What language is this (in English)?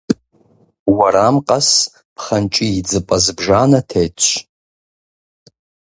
Kabardian